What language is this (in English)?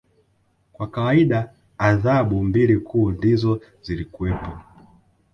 Swahili